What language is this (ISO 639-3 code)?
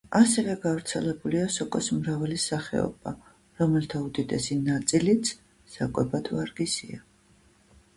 kat